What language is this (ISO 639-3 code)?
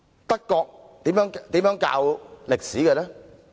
yue